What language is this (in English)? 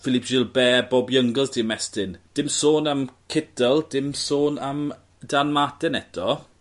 Welsh